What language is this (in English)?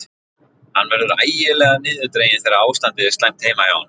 Icelandic